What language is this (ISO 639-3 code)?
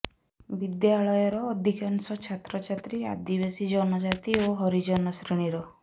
ori